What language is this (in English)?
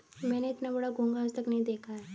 Hindi